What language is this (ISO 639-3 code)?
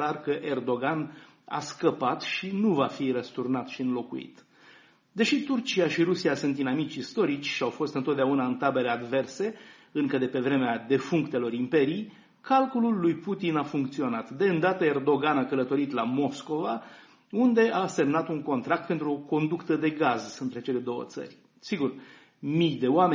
ron